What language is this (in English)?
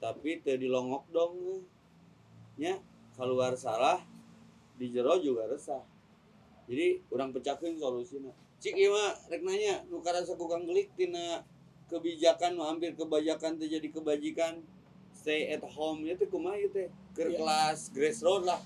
Indonesian